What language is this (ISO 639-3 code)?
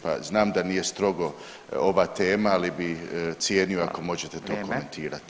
hrv